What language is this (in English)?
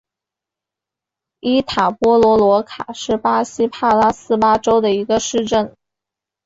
Chinese